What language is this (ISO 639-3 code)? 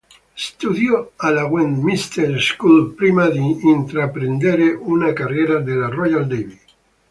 ita